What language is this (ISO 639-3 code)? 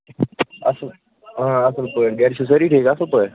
kas